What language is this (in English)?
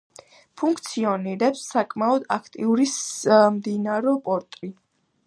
Georgian